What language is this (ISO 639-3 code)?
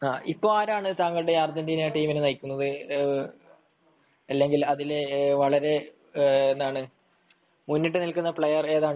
mal